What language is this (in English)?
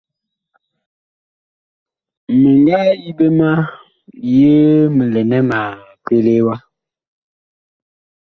Bakoko